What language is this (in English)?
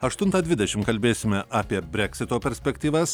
Lithuanian